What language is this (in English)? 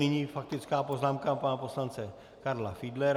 Czech